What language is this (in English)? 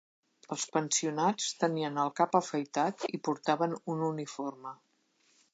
Catalan